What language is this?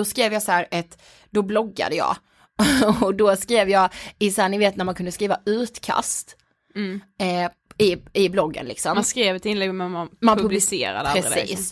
Swedish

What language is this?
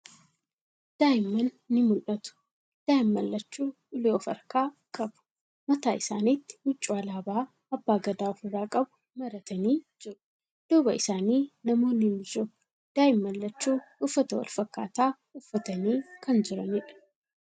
Oromo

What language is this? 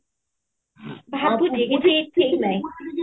Odia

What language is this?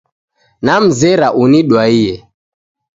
Taita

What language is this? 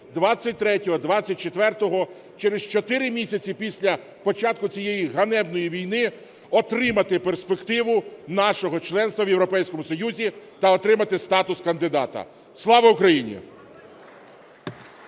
Ukrainian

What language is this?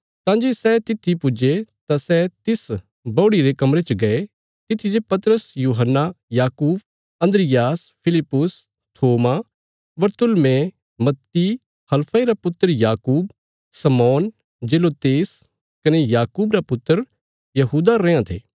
Bilaspuri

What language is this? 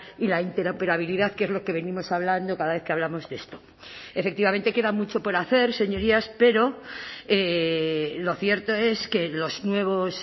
Spanish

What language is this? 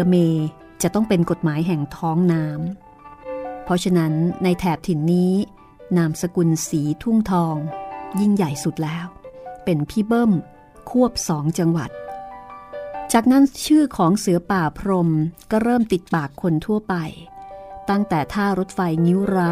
Thai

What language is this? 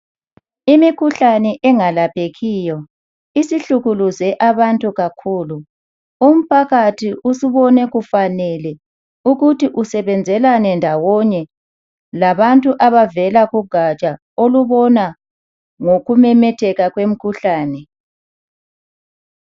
North Ndebele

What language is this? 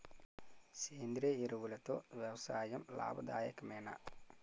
Telugu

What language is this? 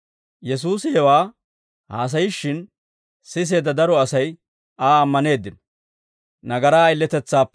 Dawro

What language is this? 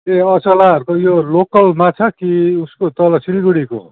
Nepali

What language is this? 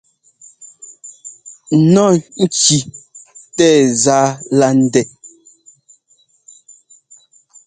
Ngomba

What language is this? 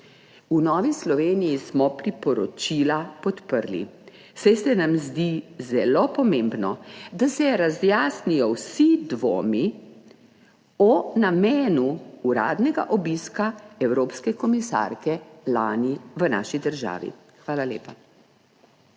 Slovenian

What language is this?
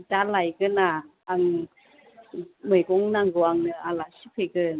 Bodo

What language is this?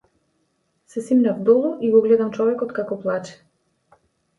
Macedonian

